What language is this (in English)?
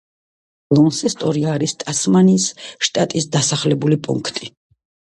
Georgian